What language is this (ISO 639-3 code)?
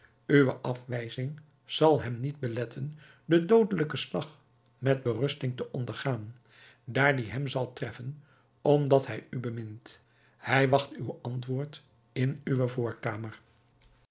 nld